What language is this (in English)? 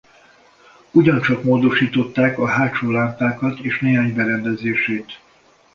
Hungarian